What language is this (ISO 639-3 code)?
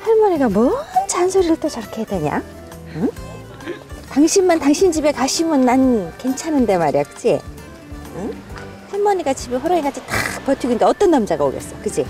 kor